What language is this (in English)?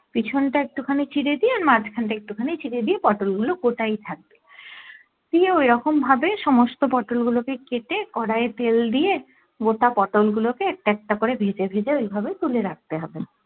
Bangla